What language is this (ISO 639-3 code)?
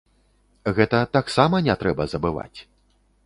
bel